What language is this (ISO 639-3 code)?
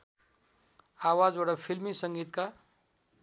nep